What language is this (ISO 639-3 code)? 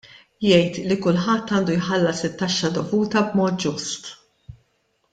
mlt